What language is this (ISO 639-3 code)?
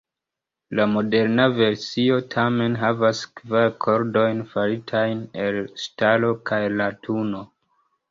epo